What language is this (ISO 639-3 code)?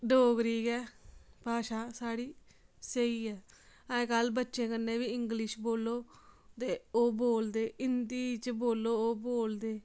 doi